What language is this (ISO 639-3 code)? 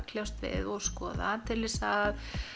isl